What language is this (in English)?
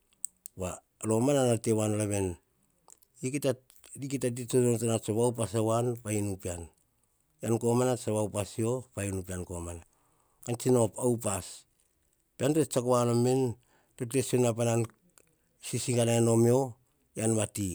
Hahon